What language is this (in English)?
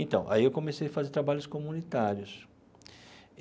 Portuguese